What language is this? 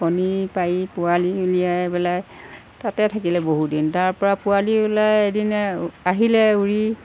Assamese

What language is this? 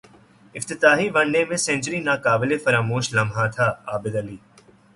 Urdu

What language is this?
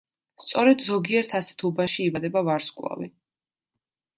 Georgian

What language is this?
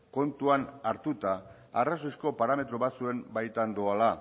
Basque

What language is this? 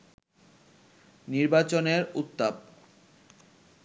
Bangla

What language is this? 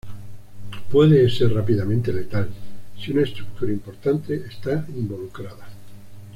Spanish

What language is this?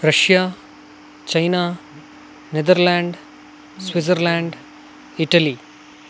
Sanskrit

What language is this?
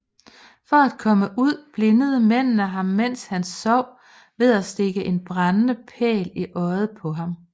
Danish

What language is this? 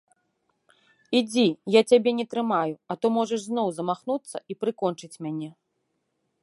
Belarusian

